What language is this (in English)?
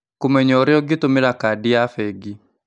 Kikuyu